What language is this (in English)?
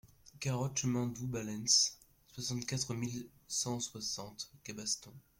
French